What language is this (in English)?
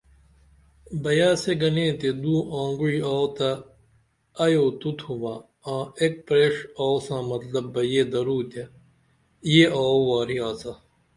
Dameli